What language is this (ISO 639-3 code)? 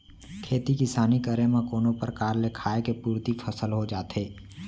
hne